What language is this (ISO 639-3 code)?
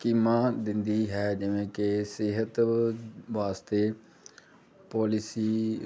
pan